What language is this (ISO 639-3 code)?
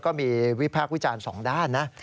tha